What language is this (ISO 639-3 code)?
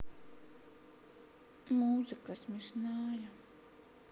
rus